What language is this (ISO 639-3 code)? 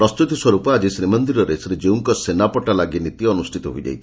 ori